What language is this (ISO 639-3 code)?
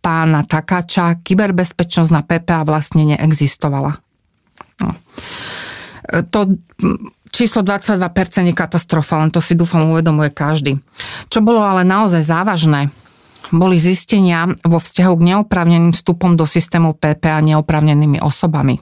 slk